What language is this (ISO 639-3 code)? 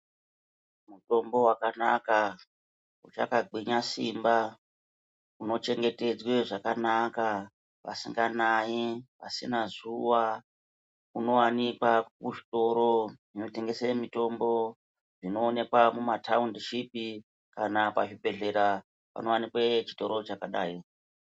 ndc